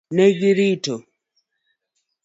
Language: Luo (Kenya and Tanzania)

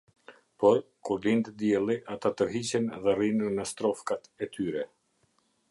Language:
Albanian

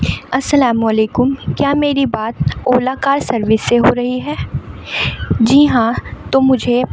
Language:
Urdu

